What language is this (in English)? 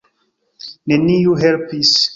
Esperanto